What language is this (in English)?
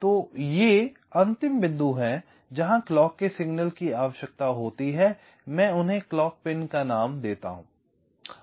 Hindi